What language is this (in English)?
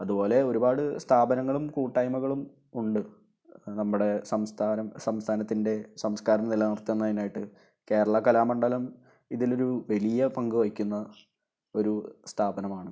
Malayalam